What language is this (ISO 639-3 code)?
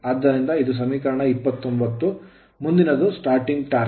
kan